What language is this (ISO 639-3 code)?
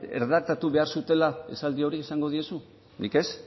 eus